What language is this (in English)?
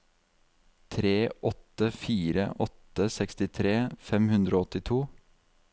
Norwegian